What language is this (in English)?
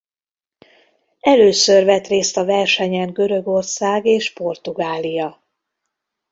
Hungarian